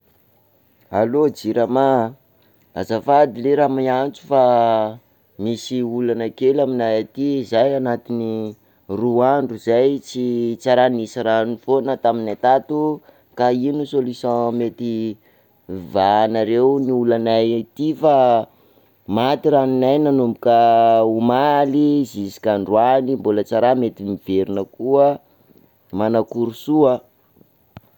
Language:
Sakalava Malagasy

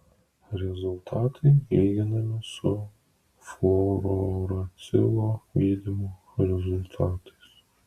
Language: Lithuanian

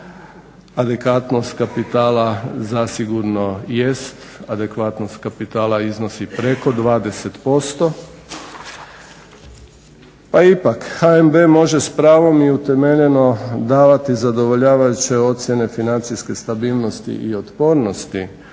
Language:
Croatian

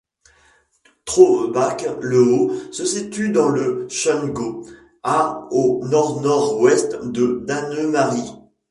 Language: French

